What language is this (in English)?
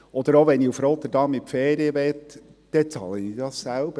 Swiss German